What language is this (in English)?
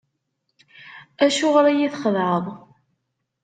Kabyle